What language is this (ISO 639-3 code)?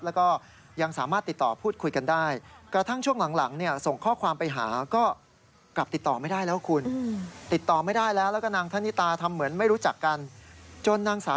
tha